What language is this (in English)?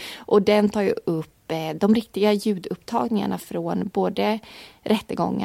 Swedish